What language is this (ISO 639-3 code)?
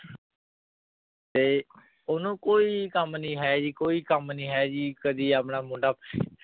pan